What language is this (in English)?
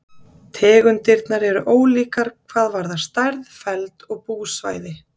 Icelandic